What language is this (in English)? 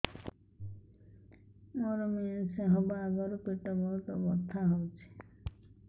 Odia